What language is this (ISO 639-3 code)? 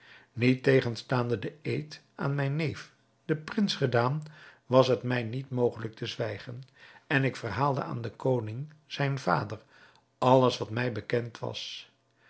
nld